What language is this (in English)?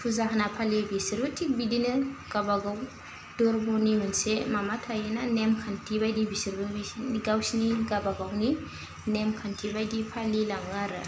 Bodo